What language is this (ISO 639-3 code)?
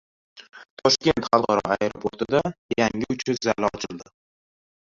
uzb